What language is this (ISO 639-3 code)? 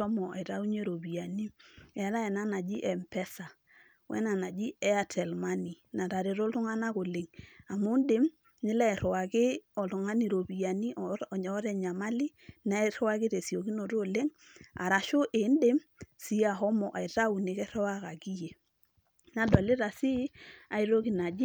mas